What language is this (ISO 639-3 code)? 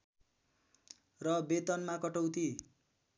nep